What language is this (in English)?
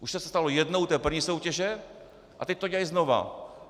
Czech